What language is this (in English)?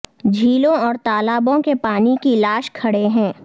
Urdu